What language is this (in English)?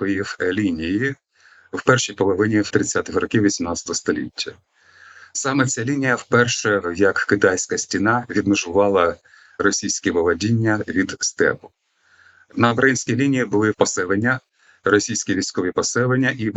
Ukrainian